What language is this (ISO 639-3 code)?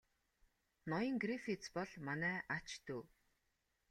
mon